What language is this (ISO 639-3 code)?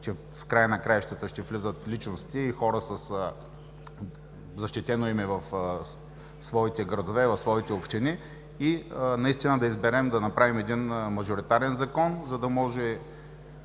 bul